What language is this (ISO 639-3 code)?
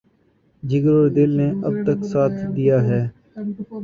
urd